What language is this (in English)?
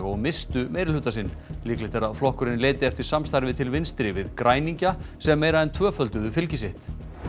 Icelandic